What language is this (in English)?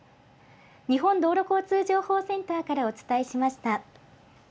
Japanese